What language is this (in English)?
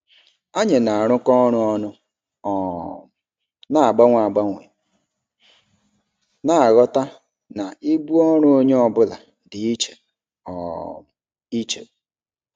Igbo